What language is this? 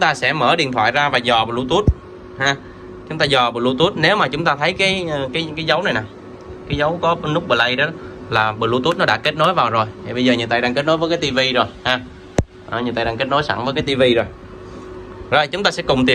Vietnamese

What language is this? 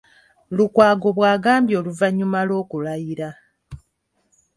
Ganda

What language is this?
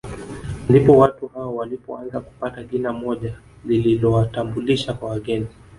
Swahili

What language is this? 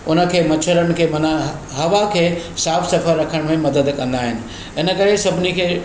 Sindhi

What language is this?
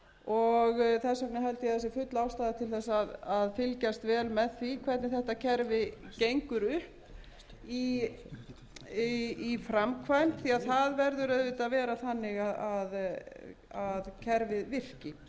Icelandic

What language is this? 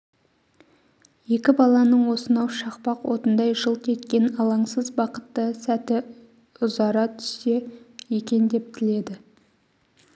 Kazakh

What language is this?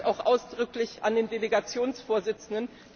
German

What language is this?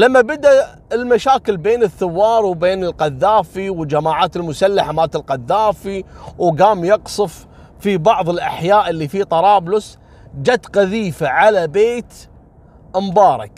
Arabic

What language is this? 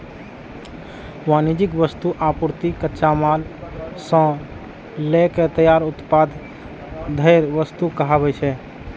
Maithili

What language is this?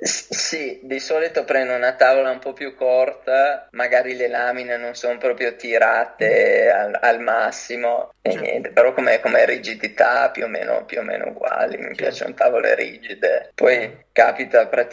Italian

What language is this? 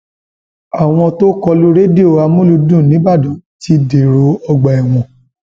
Yoruba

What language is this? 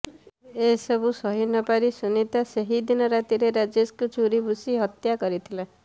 Odia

